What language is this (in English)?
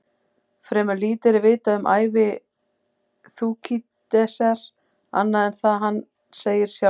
Icelandic